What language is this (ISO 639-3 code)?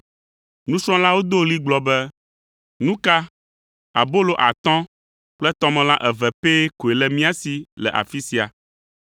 ewe